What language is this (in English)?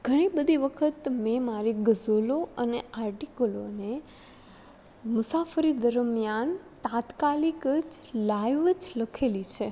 Gujarati